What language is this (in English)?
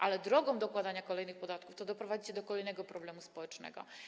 Polish